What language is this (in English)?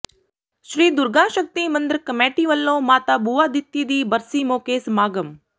Punjabi